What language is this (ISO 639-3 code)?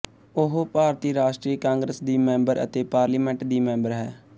pan